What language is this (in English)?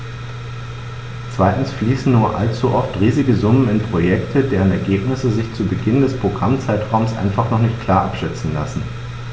German